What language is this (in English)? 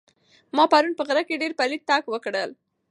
Pashto